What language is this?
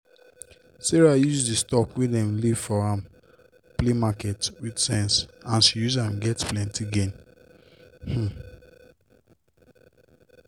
Nigerian Pidgin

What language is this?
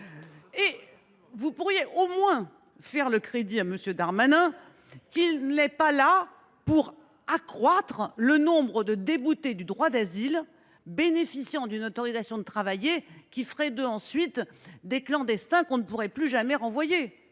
French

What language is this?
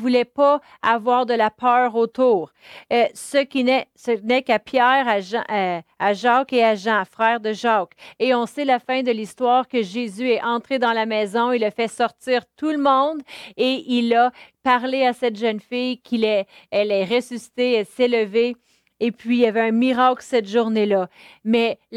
French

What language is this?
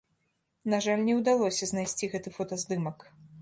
Belarusian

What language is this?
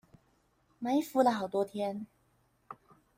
Chinese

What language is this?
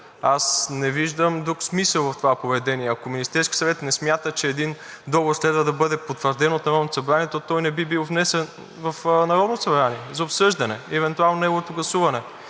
Bulgarian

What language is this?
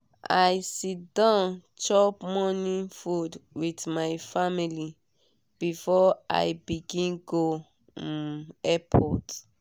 Nigerian Pidgin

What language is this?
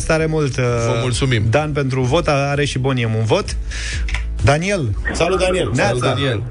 Romanian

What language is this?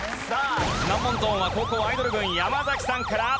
Japanese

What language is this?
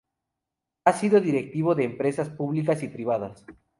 Spanish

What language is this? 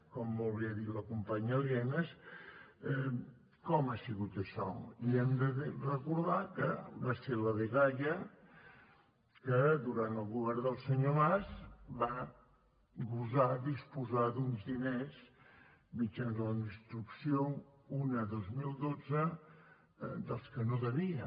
Catalan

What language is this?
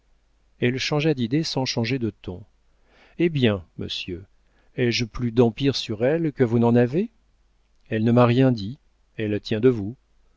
French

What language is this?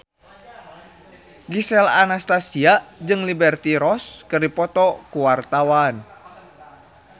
Sundanese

